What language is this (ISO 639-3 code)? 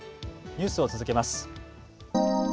jpn